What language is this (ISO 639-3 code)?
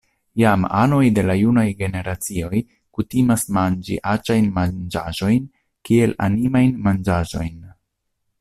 epo